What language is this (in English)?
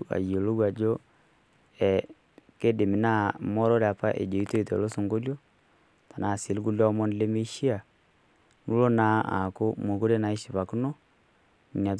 Masai